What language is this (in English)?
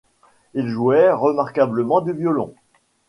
French